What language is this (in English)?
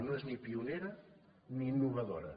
Catalan